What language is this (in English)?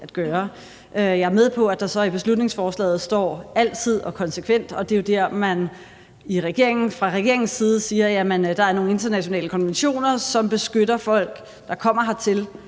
Danish